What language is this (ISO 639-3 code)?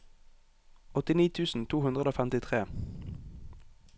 nor